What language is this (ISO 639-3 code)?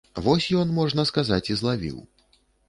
bel